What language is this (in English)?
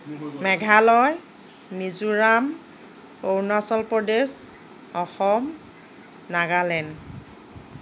Assamese